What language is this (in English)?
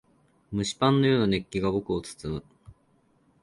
Japanese